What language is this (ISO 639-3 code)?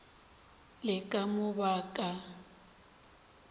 nso